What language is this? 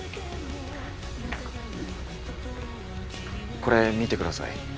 Japanese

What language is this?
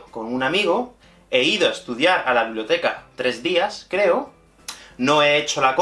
Spanish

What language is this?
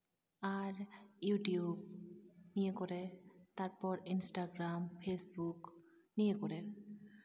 Santali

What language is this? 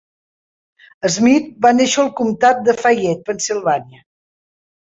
Catalan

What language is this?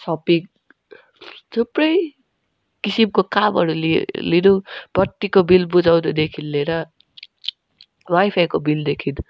Nepali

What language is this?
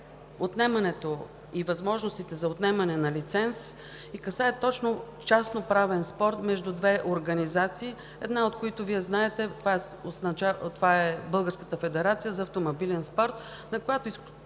Bulgarian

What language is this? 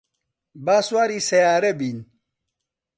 Central Kurdish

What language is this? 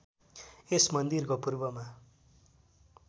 Nepali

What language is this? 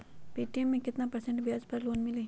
Magahi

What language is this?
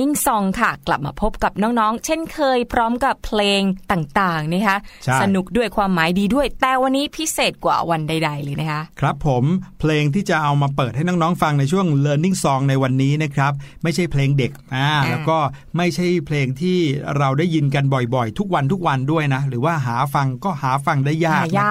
Thai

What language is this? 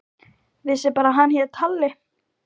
Icelandic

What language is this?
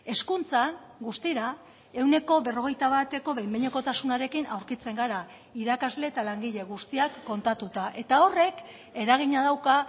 Basque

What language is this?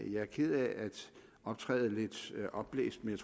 Danish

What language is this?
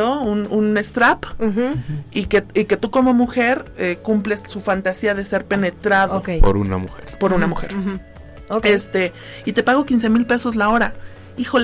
Spanish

